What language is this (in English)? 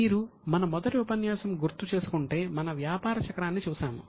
Telugu